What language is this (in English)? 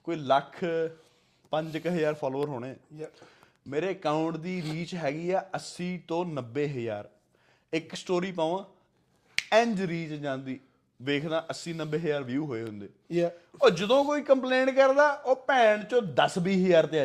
Punjabi